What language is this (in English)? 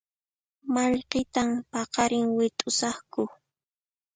Puno Quechua